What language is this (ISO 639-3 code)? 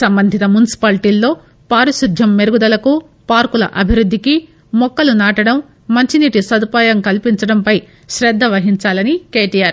tel